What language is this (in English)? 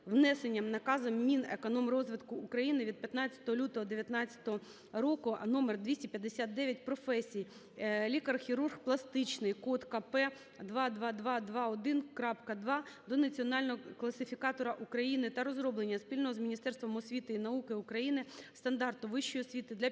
Ukrainian